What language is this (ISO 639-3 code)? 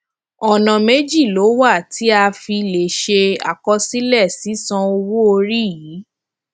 yor